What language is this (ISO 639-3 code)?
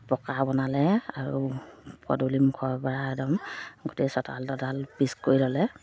asm